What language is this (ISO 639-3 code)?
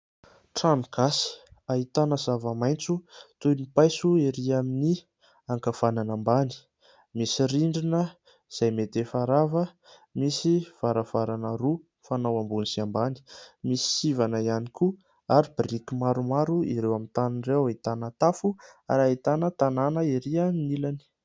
mlg